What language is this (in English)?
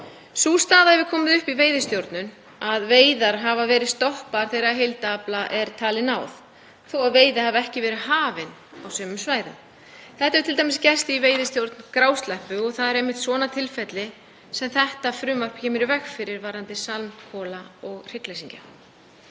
Icelandic